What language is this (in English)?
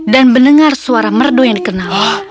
Indonesian